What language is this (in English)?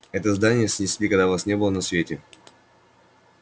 Russian